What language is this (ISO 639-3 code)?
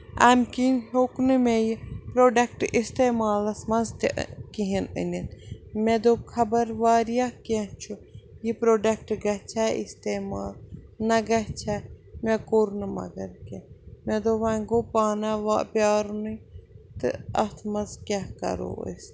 kas